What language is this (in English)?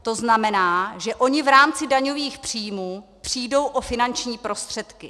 Czech